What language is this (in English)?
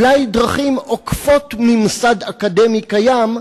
Hebrew